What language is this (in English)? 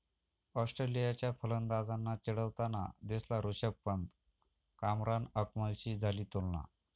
Marathi